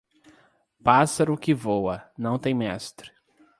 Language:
Portuguese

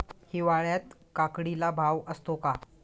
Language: Marathi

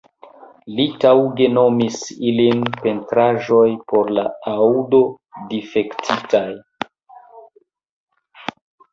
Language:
Esperanto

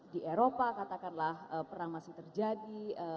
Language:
Indonesian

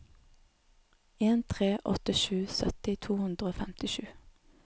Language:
Norwegian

